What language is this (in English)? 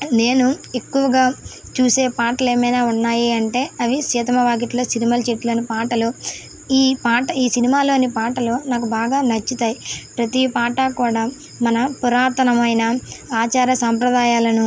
Telugu